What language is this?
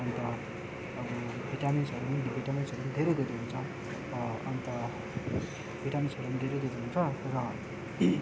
Nepali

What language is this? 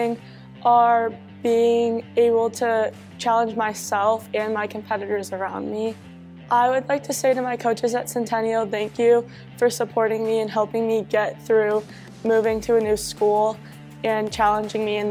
English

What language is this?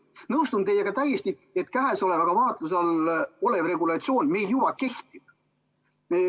Estonian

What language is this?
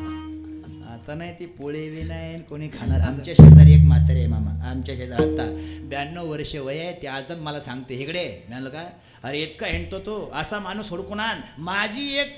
Marathi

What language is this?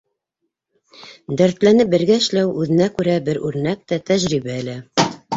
Bashkir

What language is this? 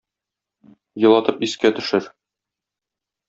Tatar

